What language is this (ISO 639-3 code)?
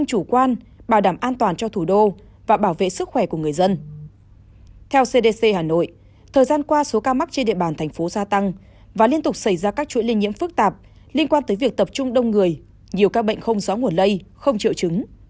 vie